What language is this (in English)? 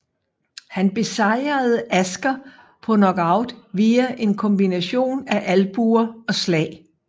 Danish